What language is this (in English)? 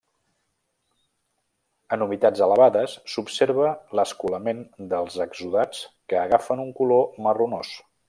Catalan